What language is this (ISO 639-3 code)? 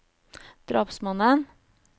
nor